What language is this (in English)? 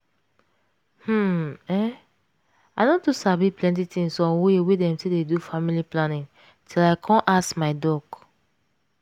Nigerian Pidgin